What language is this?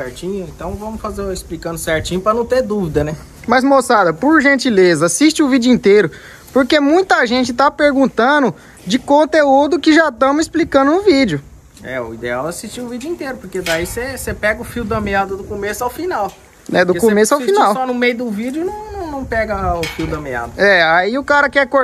Portuguese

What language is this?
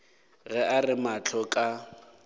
Northern Sotho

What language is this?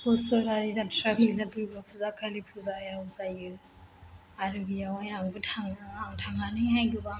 Bodo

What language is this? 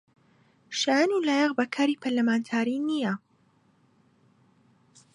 Central Kurdish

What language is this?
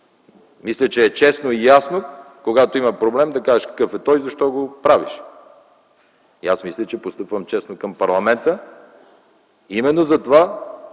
Bulgarian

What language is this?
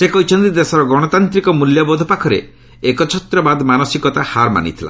Odia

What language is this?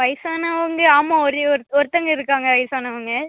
Tamil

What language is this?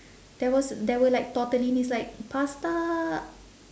English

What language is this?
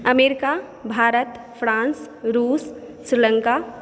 Maithili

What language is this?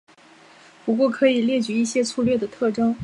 Chinese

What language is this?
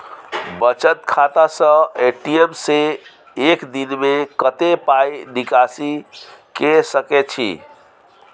Maithili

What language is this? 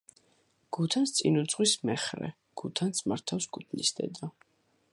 Georgian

